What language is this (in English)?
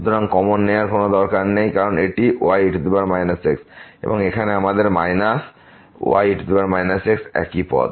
Bangla